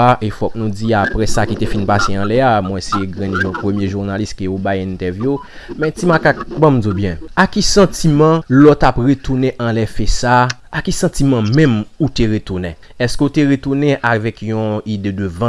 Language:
French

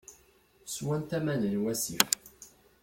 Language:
Kabyle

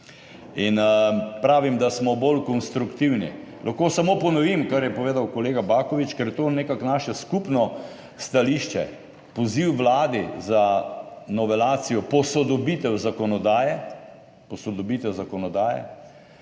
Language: Slovenian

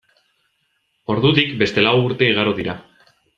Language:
Basque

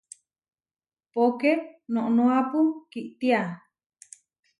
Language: Huarijio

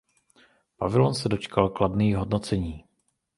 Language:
Czech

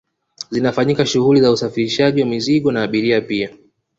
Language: Swahili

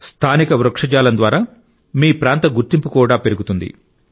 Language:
Telugu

